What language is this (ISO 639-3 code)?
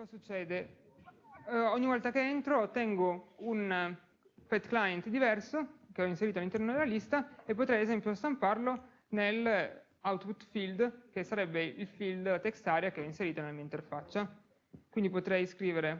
ita